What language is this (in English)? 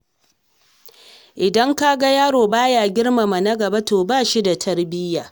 Hausa